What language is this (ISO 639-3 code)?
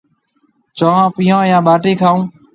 mve